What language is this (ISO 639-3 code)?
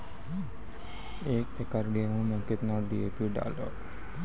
mai